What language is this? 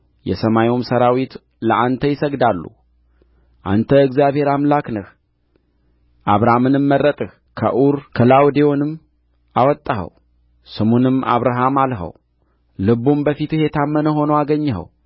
Amharic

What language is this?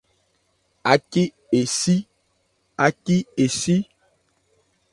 Ebrié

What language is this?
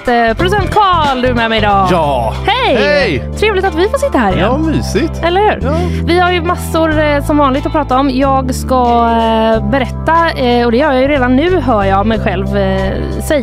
Swedish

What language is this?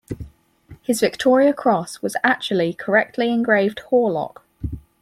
English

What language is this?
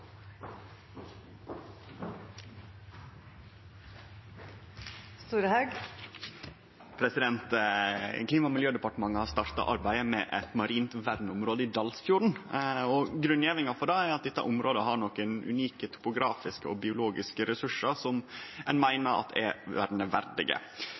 Norwegian Nynorsk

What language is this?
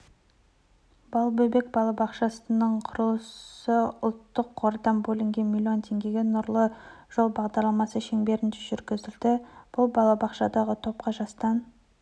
Kazakh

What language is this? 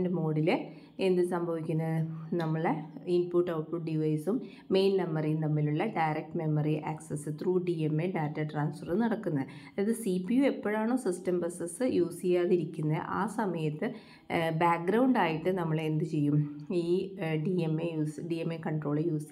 Malayalam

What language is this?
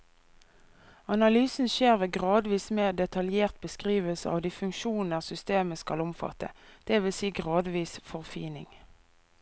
Norwegian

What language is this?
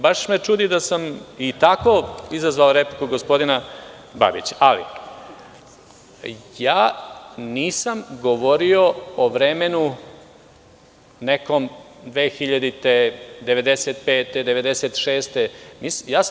Serbian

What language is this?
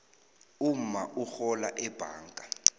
South Ndebele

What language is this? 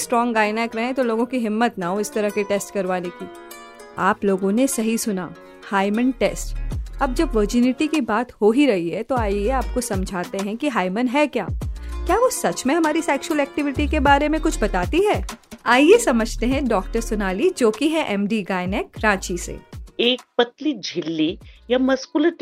Hindi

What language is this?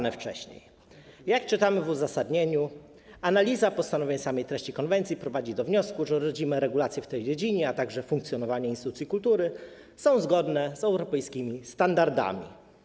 Polish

